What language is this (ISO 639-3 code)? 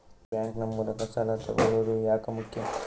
kan